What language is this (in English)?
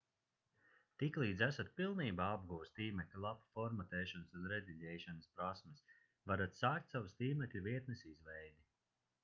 Latvian